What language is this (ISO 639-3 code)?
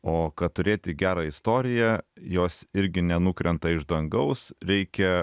lit